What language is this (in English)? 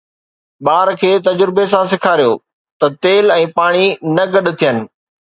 Sindhi